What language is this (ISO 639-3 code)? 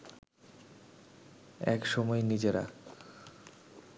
ben